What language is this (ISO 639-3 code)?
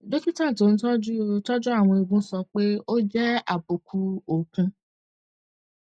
yor